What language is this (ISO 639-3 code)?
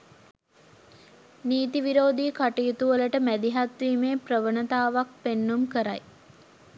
sin